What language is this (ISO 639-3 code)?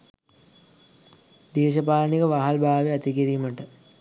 sin